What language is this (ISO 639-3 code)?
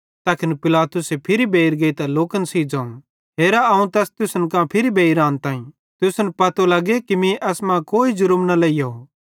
bhd